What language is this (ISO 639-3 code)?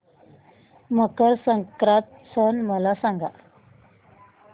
mar